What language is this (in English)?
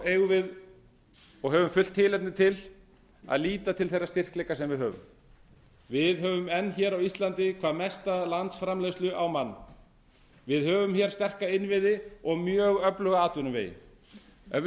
Icelandic